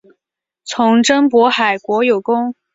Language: Chinese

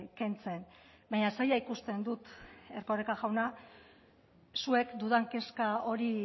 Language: Basque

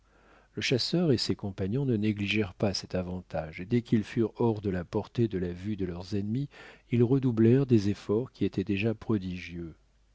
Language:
French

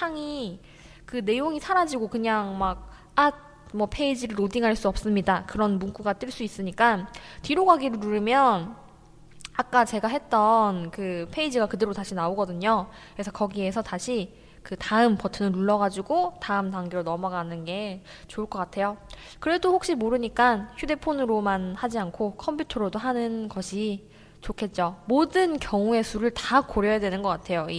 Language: Korean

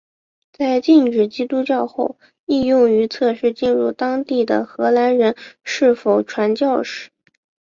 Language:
Chinese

